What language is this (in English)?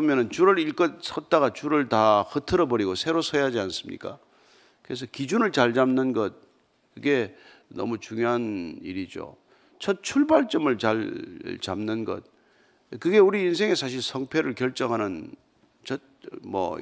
Korean